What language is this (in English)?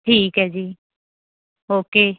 Punjabi